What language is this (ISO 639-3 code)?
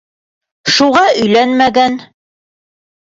bak